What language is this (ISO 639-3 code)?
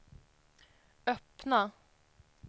swe